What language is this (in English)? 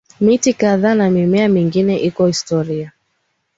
Swahili